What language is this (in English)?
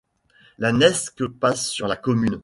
French